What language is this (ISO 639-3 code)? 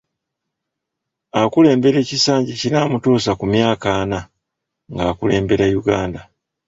lug